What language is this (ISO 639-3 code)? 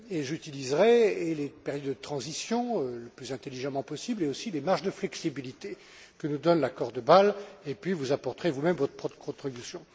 fra